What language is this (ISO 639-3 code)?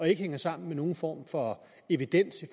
dan